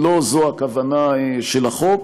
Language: Hebrew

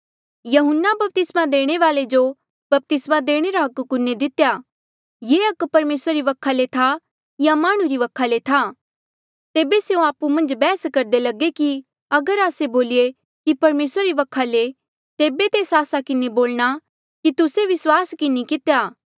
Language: Mandeali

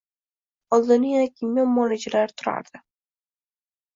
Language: Uzbek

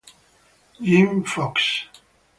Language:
Italian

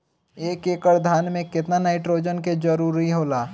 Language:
Bhojpuri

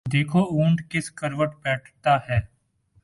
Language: Urdu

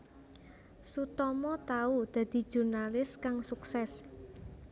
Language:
Javanese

